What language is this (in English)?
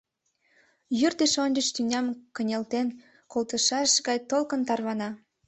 Mari